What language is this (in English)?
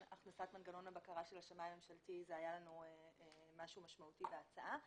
Hebrew